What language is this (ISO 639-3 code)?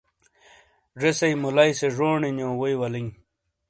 scl